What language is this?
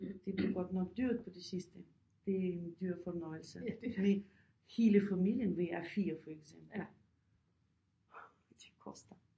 Danish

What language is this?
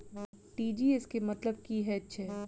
Maithili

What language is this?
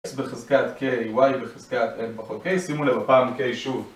Hebrew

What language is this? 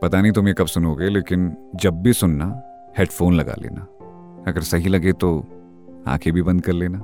Hindi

